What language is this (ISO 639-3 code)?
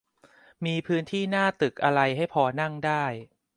tha